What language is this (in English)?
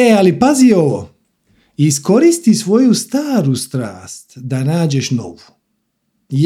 Croatian